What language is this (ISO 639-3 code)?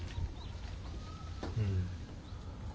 jpn